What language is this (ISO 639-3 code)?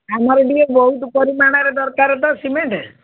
ori